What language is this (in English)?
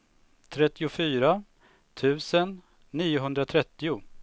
Swedish